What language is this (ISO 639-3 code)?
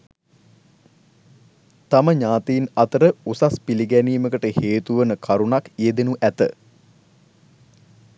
sin